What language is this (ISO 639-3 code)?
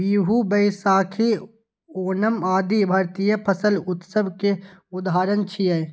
mai